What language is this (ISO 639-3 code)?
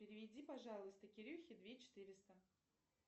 rus